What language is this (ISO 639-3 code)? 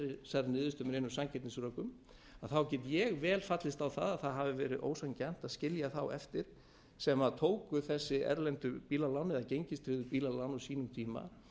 isl